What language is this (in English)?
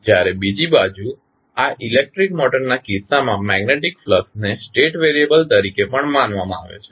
Gujarati